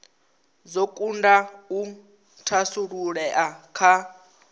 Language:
Venda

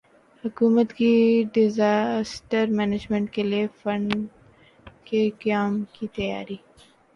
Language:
Urdu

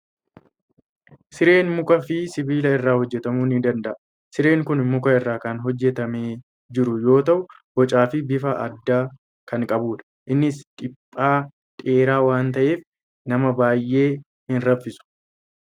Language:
Oromo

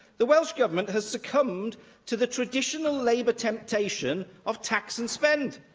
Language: English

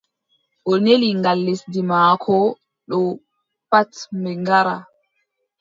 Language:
Adamawa Fulfulde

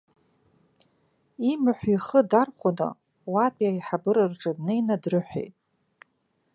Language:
Abkhazian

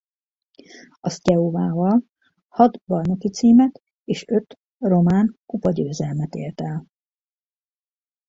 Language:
Hungarian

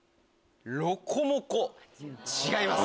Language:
Japanese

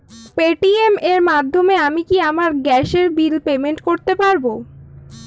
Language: Bangla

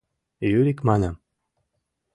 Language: Mari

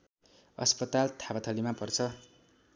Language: Nepali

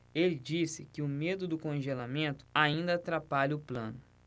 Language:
Portuguese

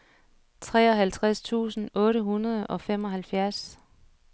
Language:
Danish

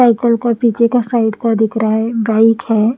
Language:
Hindi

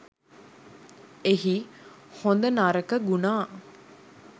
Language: Sinhala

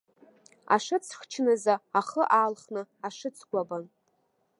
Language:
Abkhazian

